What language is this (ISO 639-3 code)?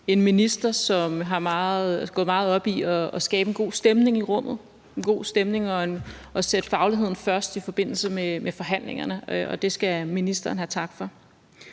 dan